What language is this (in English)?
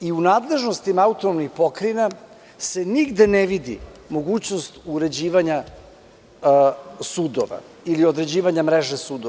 Serbian